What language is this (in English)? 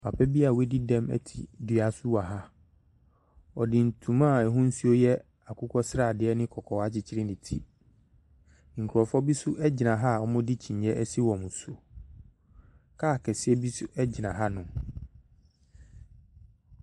Akan